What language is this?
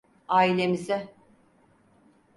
Turkish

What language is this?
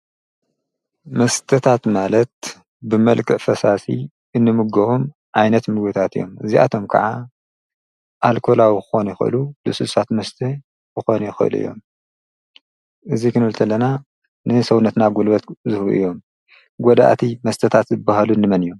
Tigrinya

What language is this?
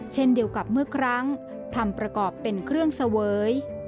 Thai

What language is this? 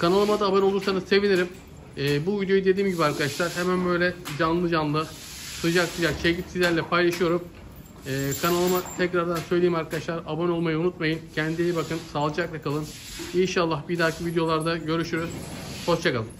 Turkish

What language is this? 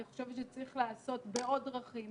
Hebrew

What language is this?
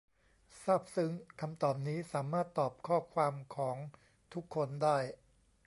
Thai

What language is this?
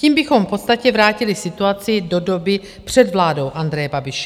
Czech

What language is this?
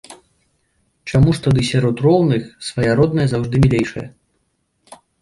Belarusian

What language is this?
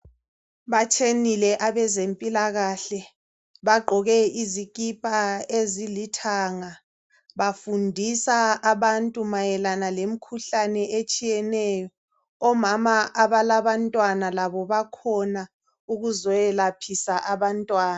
North Ndebele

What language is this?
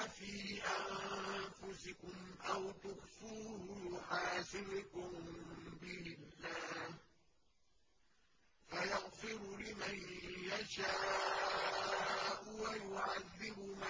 Arabic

